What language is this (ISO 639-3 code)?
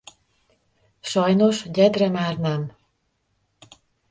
hun